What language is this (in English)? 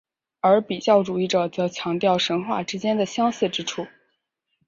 Chinese